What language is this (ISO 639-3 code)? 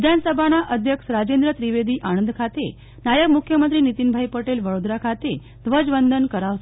guj